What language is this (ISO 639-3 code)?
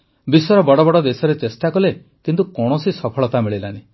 ori